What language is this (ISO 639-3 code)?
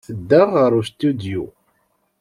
kab